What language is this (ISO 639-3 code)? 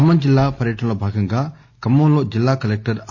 tel